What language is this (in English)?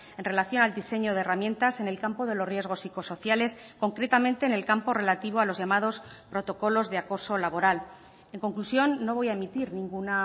Spanish